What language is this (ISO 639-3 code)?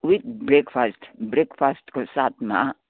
nep